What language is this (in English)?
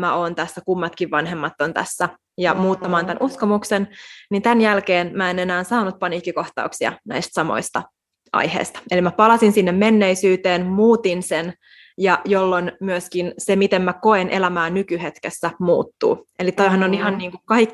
Finnish